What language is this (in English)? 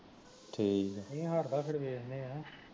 Punjabi